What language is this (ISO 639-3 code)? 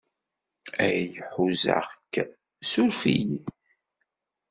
kab